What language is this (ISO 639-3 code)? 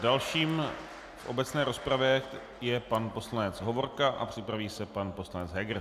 ces